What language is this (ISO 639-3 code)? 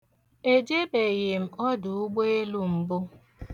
ibo